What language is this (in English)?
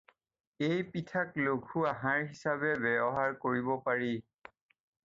Assamese